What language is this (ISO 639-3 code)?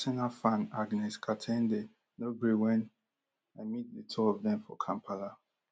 pcm